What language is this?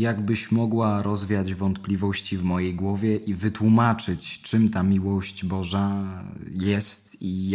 Polish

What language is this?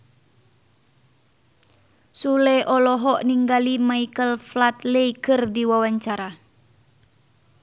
Sundanese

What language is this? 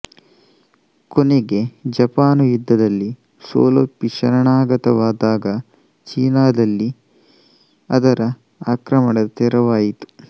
Kannada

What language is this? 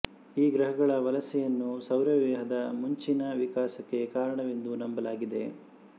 Kannada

